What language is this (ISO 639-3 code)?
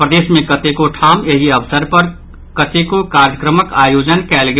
mai